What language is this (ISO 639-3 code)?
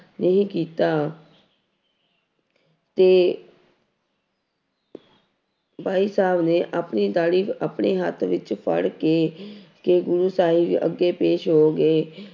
pan